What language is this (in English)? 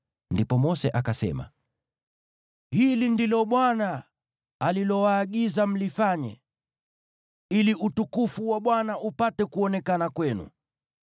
Swahili